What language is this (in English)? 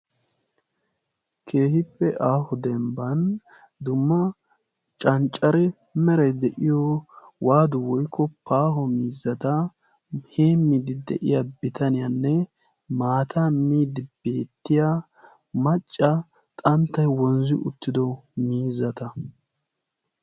Wolaytta